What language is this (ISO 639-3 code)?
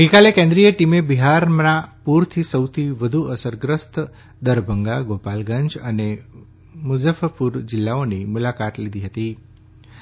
guj